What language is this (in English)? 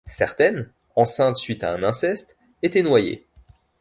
French